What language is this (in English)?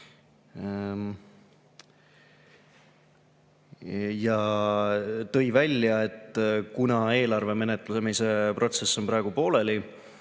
Estonian